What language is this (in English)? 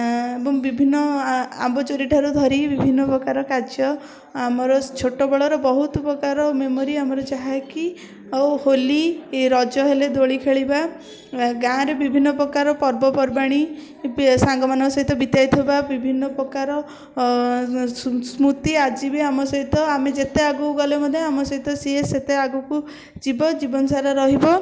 Odia